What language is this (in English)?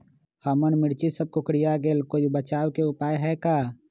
Magahi